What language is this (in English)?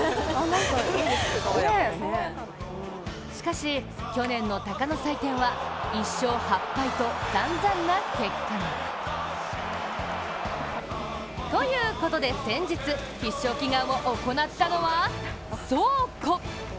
Japanese